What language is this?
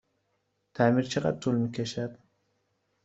Persian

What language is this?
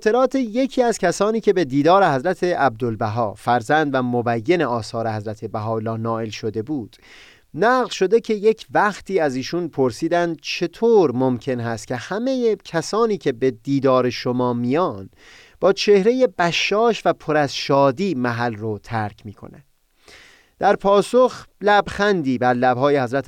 Persian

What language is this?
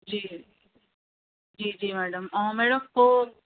Sindhi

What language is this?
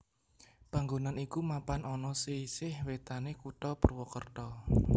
Javanese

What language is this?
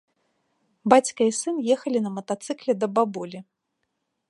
Belarusian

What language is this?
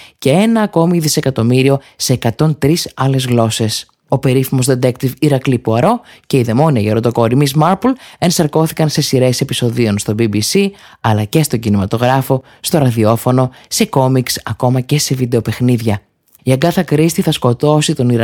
Greek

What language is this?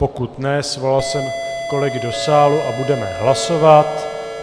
Czech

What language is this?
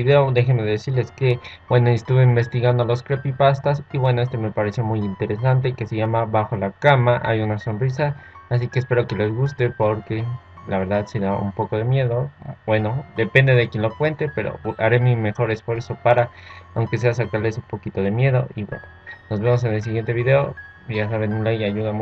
Spanish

